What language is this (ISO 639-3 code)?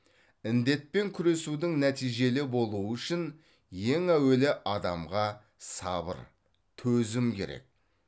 kaz